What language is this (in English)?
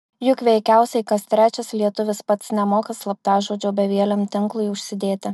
Lithuanian